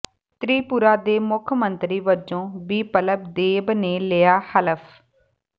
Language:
Punjabi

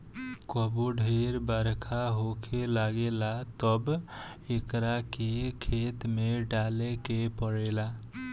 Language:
Bhojpuri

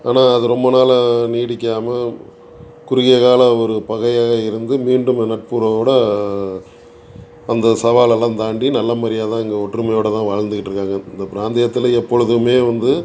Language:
Tamil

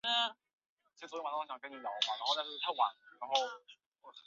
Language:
Chinese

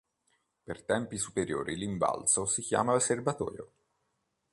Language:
Italian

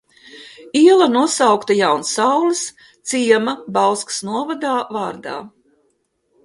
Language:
Latvian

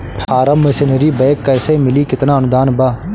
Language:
Bhojpuri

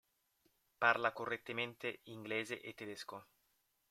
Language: Italian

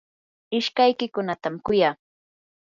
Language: Yanahuanca Pasco Quechua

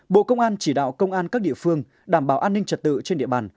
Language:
Vietnamese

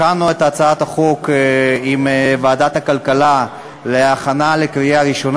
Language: Hebrew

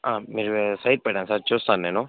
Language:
Telugu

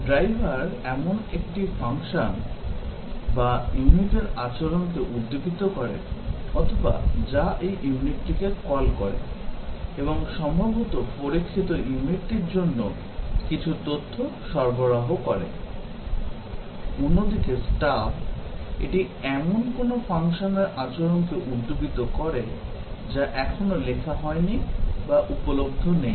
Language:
Bangla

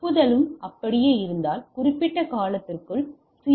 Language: Tamil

